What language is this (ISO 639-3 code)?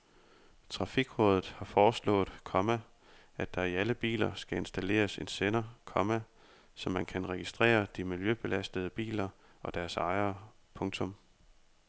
dan